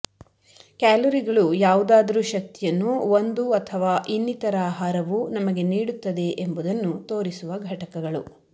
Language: Kannada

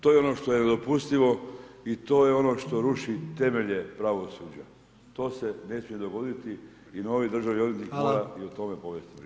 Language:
Croatian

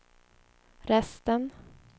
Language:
Swedish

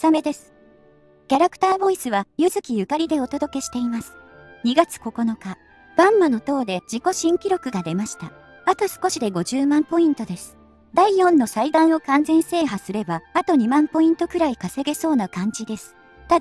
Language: Japanese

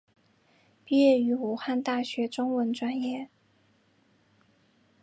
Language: Chinese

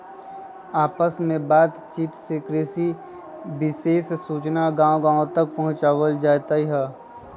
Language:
Magahi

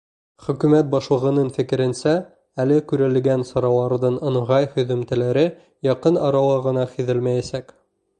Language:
Bashkir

